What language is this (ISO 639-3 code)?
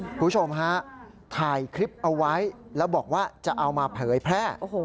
tha